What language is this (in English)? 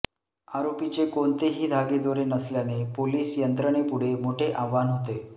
Marathi